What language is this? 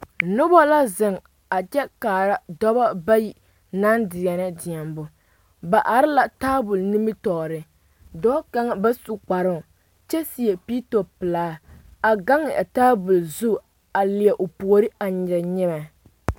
Southern Dagaare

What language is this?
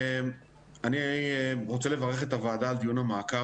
Hebrew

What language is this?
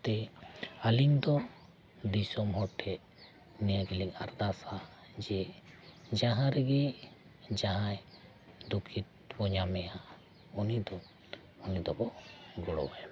Santali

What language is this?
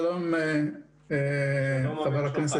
Hebrew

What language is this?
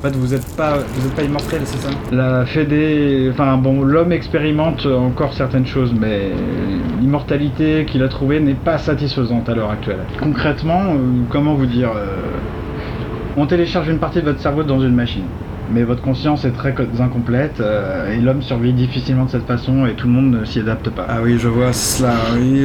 French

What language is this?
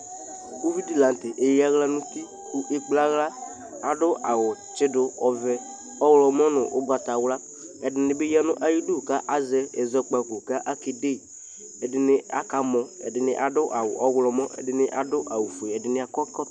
Ikposo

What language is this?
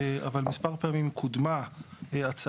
Hebrew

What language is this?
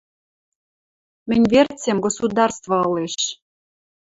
Western Mari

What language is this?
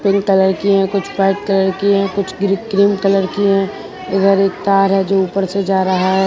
Hindi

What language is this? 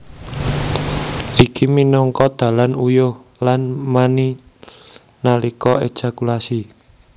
Javanese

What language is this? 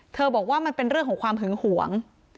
Thai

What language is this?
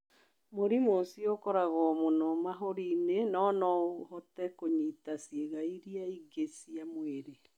Kikuyu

